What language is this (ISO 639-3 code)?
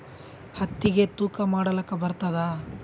kan